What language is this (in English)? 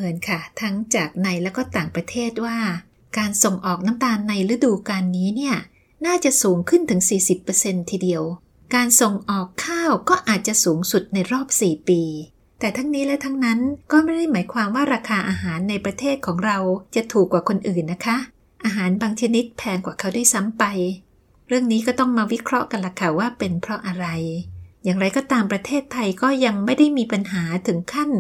Thai